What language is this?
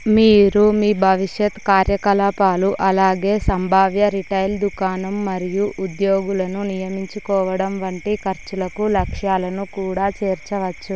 Telugu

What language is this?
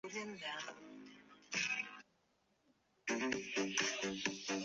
Chinese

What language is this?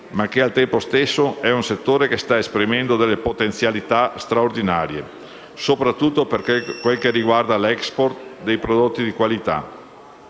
Italian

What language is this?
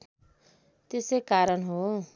Nepali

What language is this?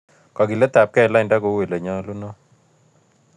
Kalenjin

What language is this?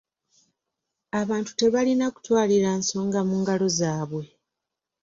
Ganda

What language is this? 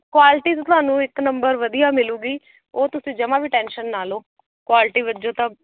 Punjabi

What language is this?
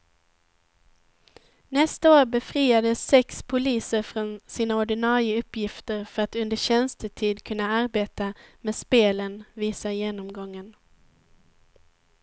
Swedish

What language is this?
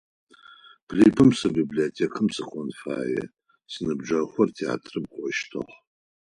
Adyghe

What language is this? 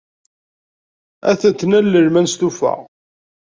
Kabyle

